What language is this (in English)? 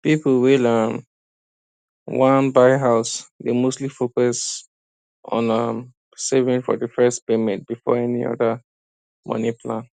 Nigerian Pidgin